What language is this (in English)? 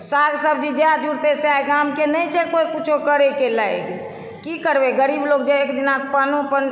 Maithili